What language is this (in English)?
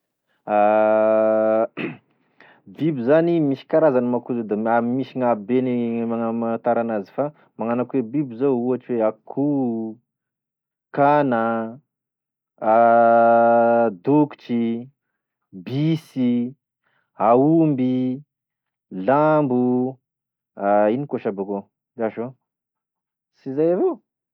Tesaka Malagasy